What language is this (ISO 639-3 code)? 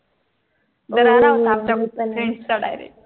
mar